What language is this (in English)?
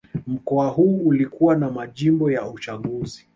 Swahili